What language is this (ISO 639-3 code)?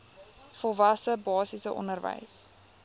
afr